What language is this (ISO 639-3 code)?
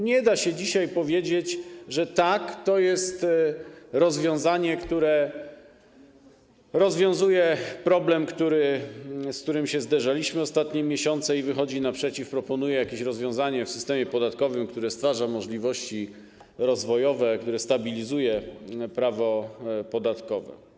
pol